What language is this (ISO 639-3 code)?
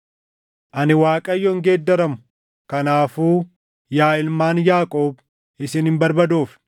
orm